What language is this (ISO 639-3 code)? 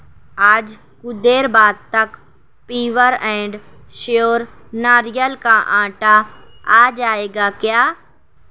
urd